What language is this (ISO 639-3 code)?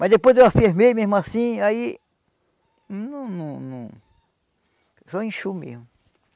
por